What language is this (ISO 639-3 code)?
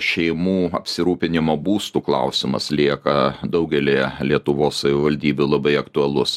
lit